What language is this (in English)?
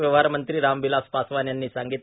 Marathi